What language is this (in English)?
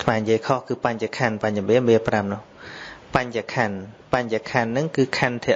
Vietnamese